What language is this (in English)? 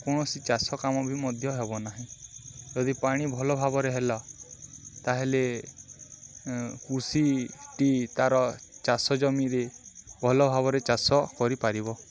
Odia